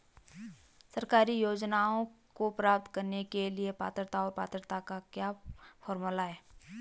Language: Hindi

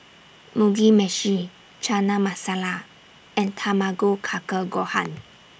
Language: English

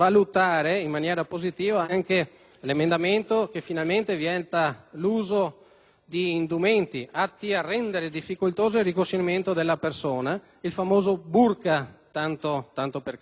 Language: Italian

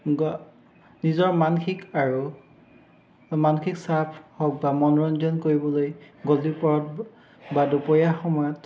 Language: Assamese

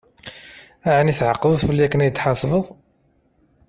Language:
Kabyle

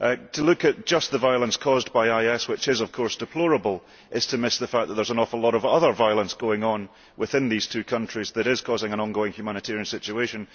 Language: English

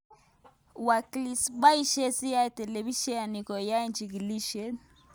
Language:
Kalenjin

